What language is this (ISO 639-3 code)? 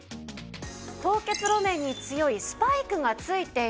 jpn